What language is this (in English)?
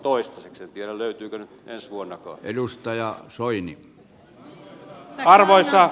Finnish